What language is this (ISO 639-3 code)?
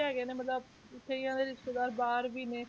pan